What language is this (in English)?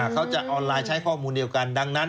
Thai